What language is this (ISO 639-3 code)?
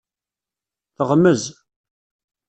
kab